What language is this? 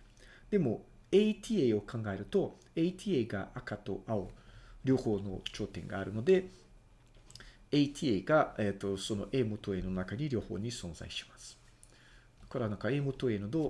Japanese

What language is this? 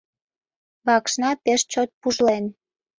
Mari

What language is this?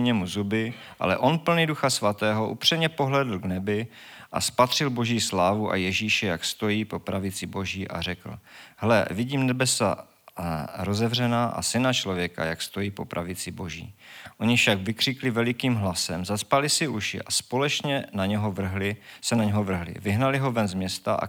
Czech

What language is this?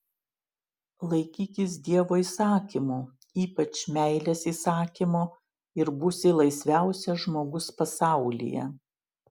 Lithuanian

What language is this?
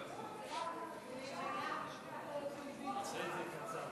Hebrew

